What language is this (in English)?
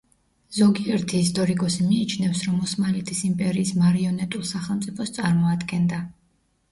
Georgian